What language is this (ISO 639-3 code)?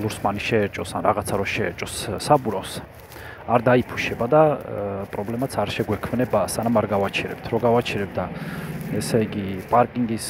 ara